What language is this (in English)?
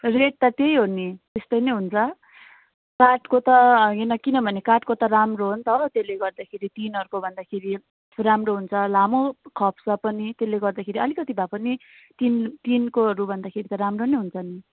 Nepali